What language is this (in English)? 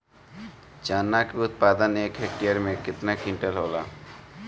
Bhojpuri